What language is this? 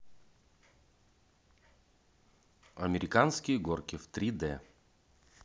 Russian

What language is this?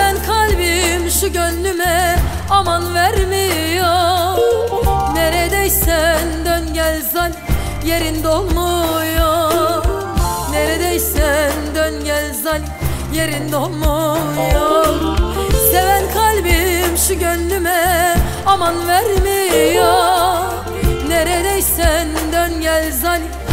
Turkish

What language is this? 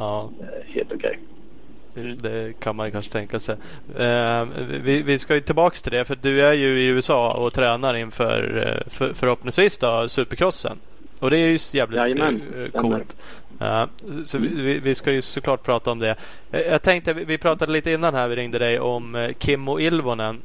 Swedish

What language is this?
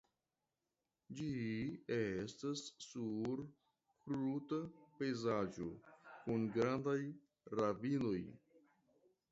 Esperanto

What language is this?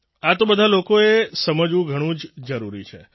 Gujarati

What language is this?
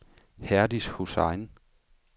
Danish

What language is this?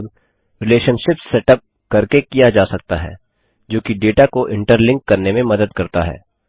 Hindi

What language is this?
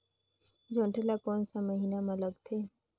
Chhattisgarhi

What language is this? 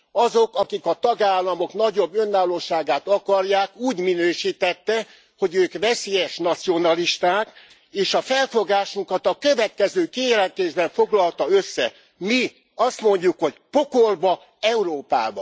Hungarian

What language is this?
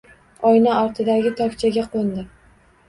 Uzbek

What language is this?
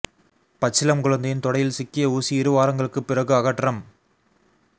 Tamil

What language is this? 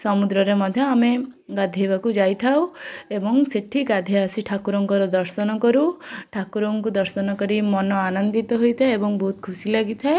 Odia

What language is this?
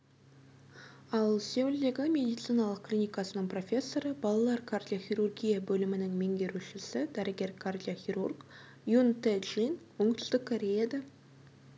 Kazakh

